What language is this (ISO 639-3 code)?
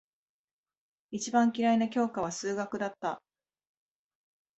jpn